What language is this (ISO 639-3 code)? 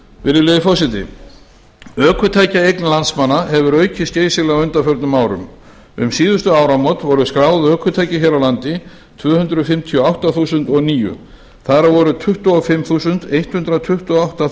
isl